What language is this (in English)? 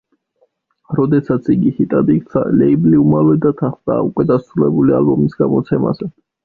Georgian